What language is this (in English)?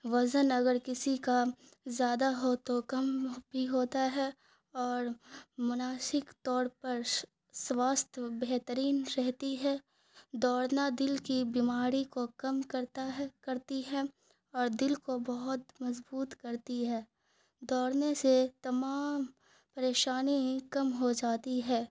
Urdu